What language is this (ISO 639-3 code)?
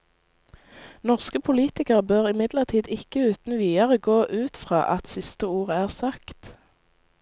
nor